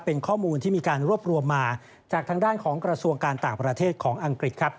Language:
Thai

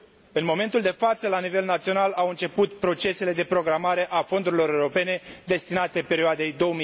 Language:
Romanian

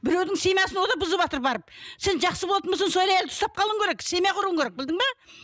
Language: Kazakh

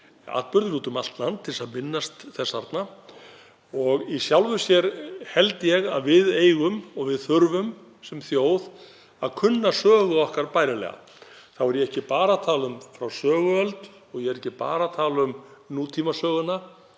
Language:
Icelandic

